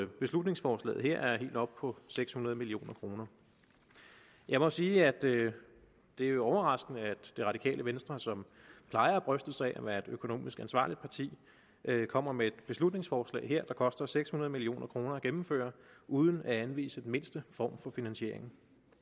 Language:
Danish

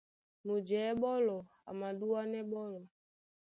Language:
Duala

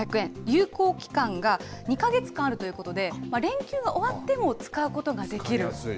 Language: Japanese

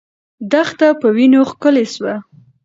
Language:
Pashto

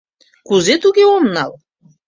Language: Mari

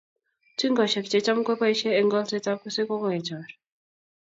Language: Kalenjin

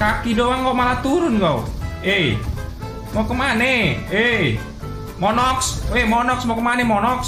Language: Indonesian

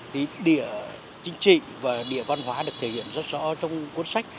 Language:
Vietnamese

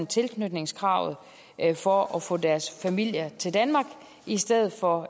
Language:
Danish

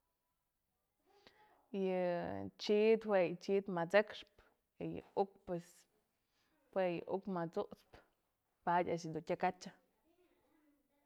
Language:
Mazatlán Mixe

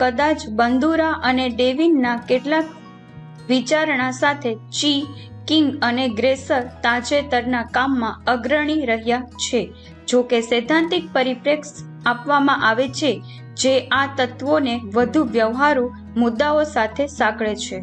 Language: Gujarati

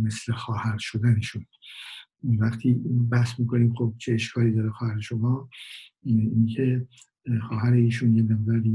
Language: Persian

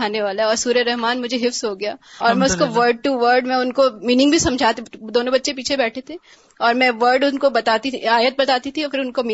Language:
Urdu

